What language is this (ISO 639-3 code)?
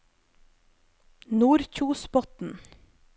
nor